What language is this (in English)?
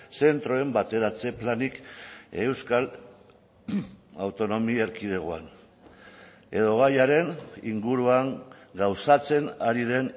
Basque